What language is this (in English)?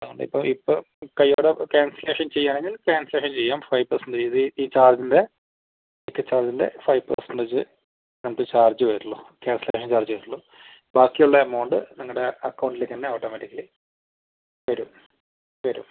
Malayalam